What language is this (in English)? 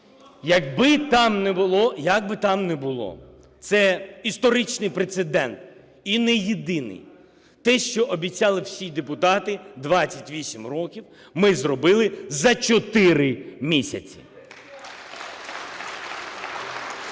Ukrainian